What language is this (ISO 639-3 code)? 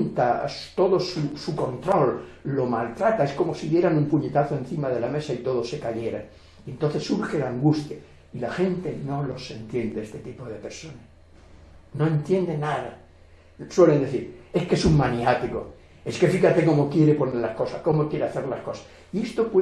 spa